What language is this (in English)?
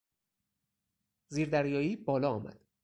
Persian